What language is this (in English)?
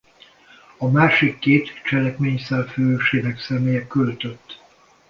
Hungarian